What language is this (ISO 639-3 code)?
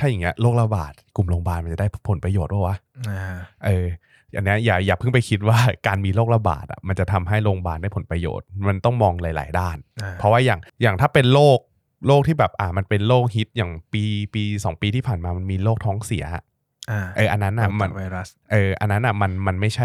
tha